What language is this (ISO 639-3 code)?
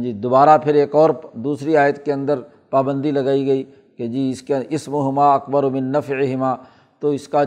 urd